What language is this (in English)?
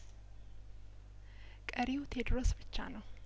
Amharic